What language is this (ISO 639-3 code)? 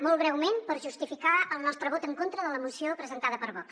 cat